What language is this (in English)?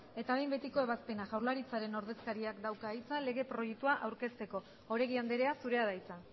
Basque